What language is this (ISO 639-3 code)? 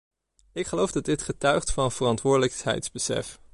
nld